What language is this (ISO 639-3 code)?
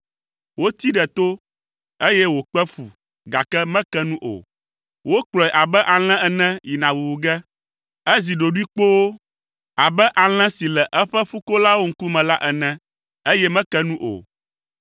ewe